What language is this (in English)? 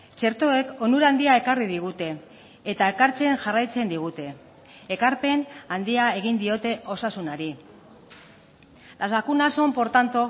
Basque